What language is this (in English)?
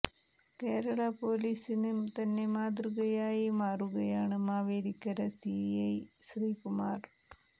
Malayalam